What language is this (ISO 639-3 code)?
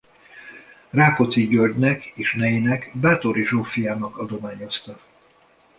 hun